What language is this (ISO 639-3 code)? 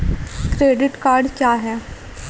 hin